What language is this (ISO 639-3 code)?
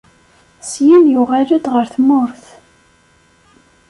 kab